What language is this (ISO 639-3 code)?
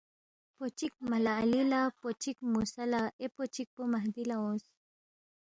bft